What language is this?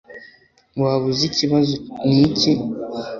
Kinyarwanda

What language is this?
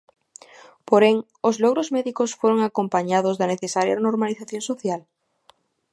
Galician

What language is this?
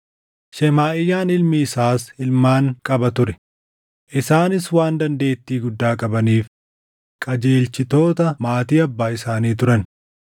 Oromo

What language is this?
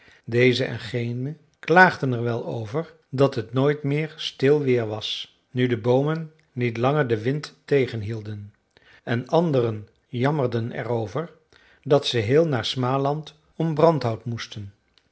Dutch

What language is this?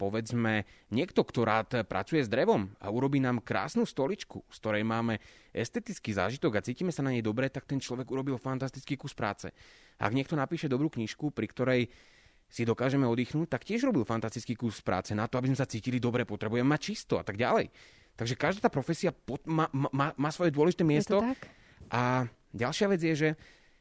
Slovak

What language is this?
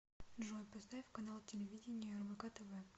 Russian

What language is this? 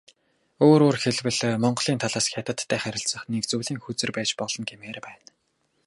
Mongolian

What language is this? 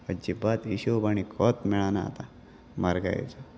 Konkani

